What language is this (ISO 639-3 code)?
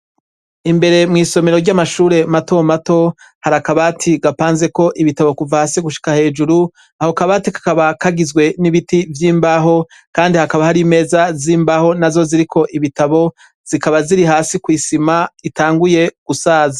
run